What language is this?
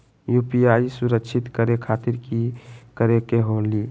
Magahi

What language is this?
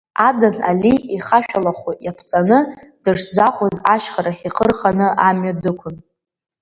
Abkhazian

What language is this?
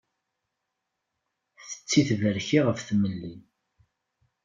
Kabyle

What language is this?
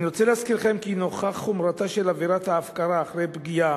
Hebrew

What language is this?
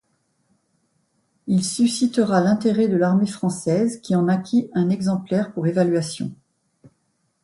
French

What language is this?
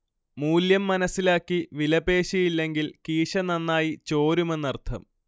Malayalam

